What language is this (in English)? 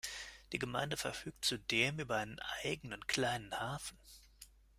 German